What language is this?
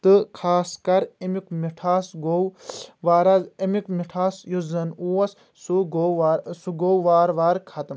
Kashmiri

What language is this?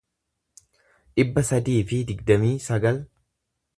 Oromo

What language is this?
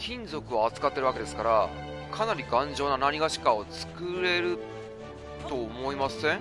Japanese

